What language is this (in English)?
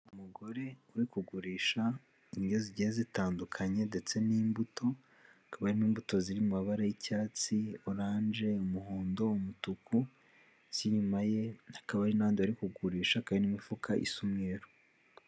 Kinyarwanda